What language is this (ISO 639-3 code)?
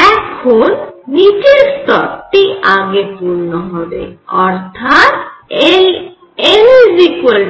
ben